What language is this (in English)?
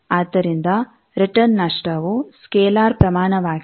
Kannada